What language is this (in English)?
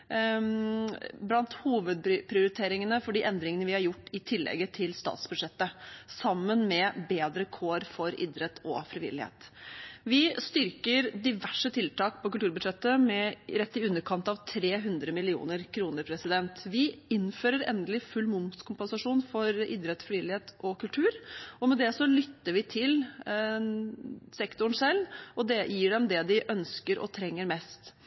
Norwegian Bokmål